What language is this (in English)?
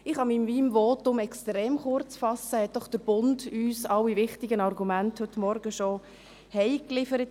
Swiss German